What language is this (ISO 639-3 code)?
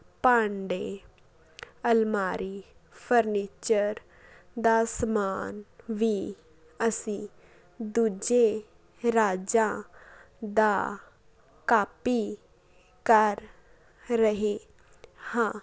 pan